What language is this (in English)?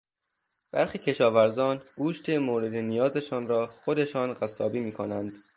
Persian